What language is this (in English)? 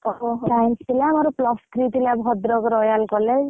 Odia